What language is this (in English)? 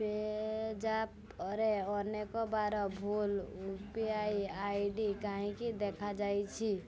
Odia